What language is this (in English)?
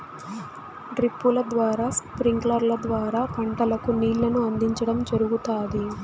Telugu